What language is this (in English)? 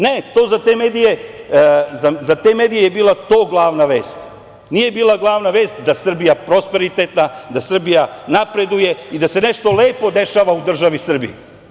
Serbian